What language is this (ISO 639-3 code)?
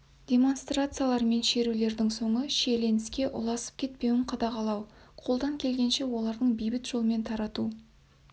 kaz